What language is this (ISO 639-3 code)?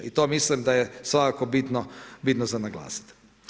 hrv